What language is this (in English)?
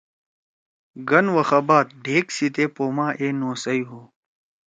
Torwali